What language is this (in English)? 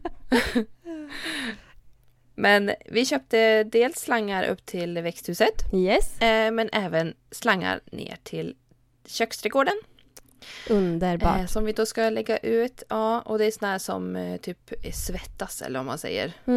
Swedish